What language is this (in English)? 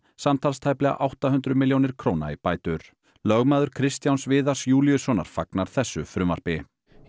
Icelandic